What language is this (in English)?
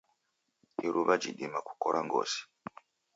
Taita